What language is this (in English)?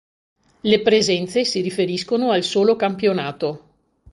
Italian